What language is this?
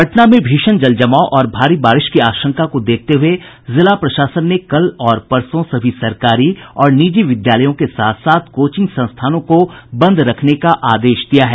Hindi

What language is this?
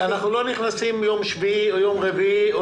Hebrew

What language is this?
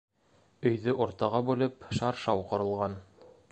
Bashkir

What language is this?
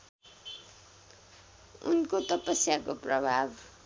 Nepali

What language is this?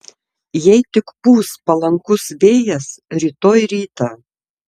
Lithuanian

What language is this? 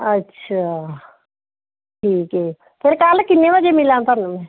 Punjabi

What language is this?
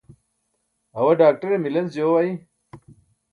Burushaski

